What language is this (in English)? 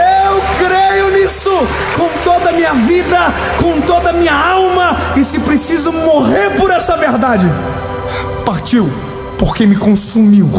Portuguese